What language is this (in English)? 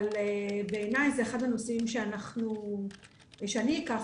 Hebrew